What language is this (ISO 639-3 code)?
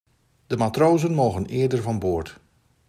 nld